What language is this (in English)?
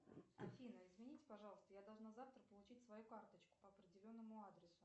Russian